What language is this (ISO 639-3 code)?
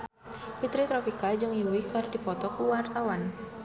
sun